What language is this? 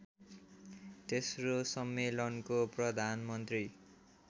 Nepali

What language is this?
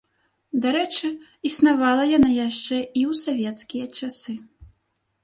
Belarusian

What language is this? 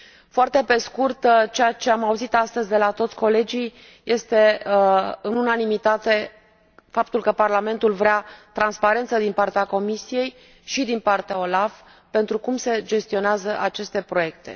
Romanian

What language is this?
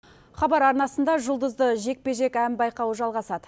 Kazakh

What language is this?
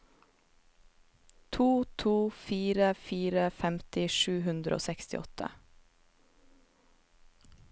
Norwegian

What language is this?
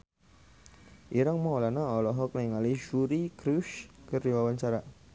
Sundanese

